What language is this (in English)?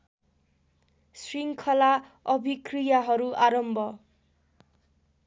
Nepali